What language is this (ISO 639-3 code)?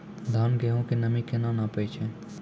mai